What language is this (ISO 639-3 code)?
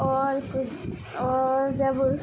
urd